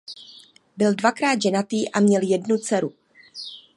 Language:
Czech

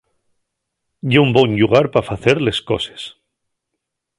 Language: Asturian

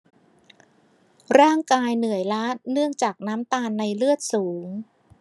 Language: Thai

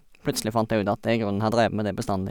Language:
Norwegian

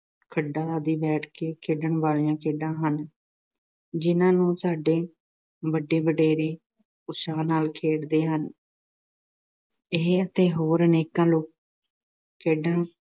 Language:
Punjabi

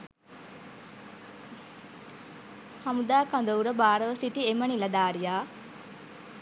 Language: Sinhala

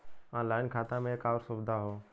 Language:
Bhojpuri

